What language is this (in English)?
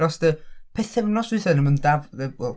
Welsh